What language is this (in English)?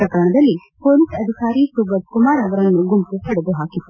Kannada